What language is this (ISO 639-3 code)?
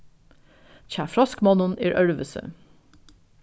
fao